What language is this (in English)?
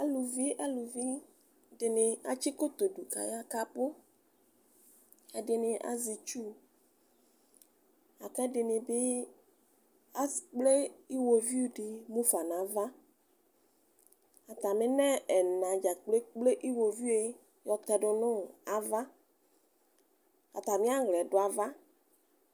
Ikposo